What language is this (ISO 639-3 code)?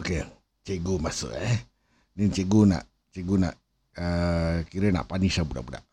msa